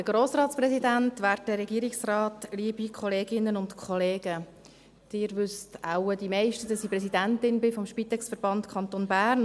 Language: Swiss German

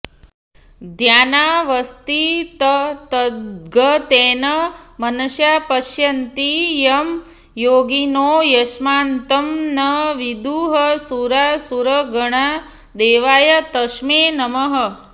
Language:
Sanskrit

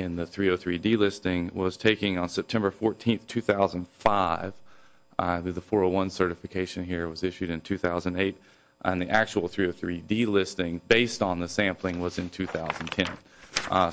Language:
English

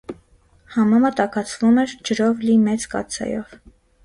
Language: Armenian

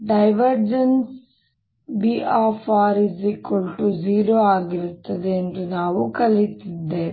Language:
Kannada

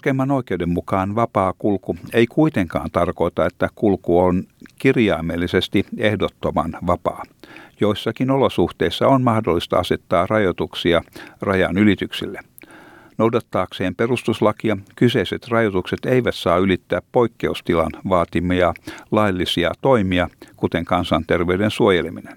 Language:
Finnish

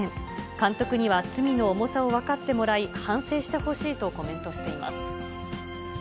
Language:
Japanese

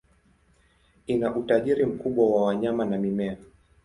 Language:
Swahili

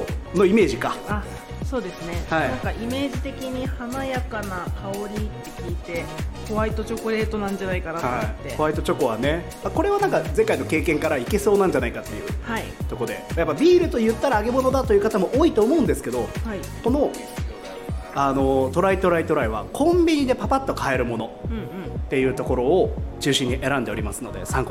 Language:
Japanese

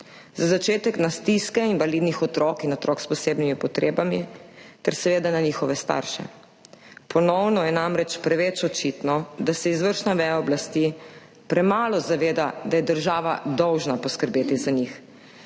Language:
Slovenian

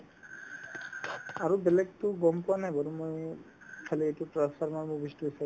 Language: Assamese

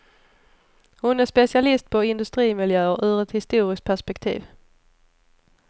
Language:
Swedish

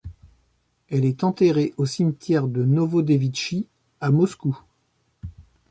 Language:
French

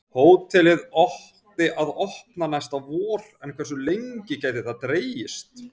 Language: Icelandic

